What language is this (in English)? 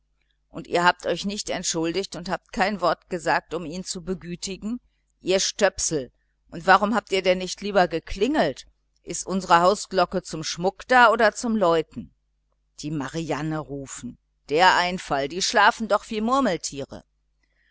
German